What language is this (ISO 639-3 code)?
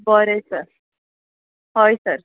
kok